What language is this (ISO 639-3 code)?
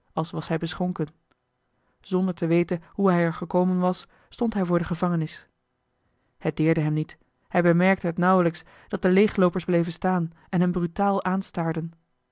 nld